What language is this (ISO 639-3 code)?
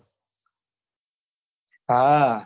guj